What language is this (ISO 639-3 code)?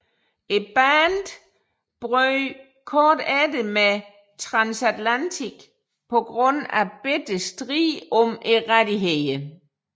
dan